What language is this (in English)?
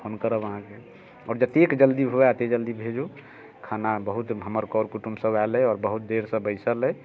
Maithili